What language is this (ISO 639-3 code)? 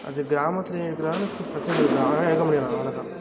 tam